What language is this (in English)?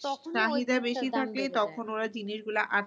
Bangla